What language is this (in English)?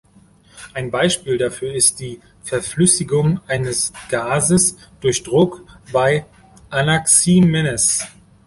German